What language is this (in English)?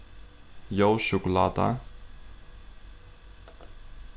Faroese